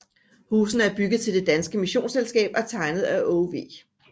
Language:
Danish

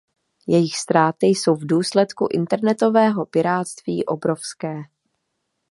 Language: Czech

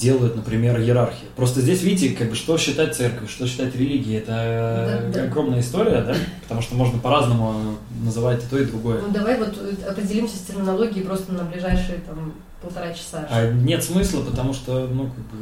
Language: Russian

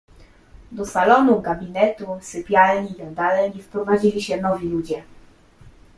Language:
Polish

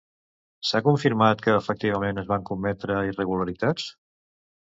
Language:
Catalan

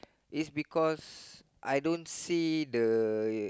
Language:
English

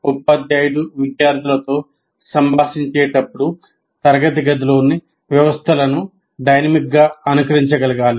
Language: Telugu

